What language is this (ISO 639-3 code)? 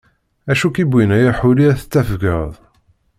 kab